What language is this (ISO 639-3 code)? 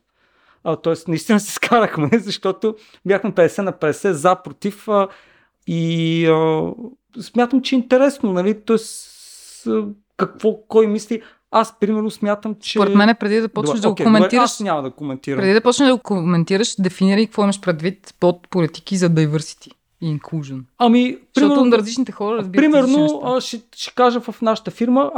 bul